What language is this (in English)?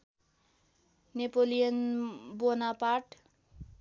Nepali